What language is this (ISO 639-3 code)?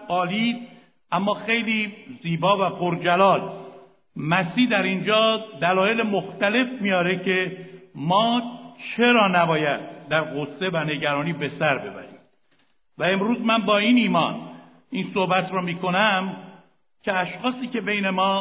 fas